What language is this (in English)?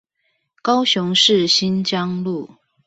Chinese